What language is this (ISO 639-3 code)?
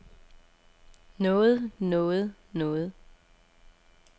dan